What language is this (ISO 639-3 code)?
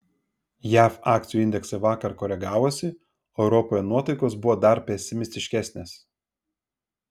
lit